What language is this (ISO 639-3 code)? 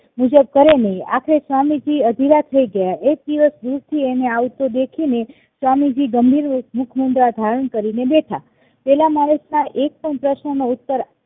guj